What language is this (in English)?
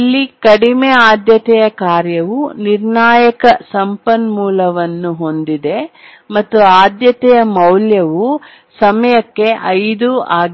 Kannada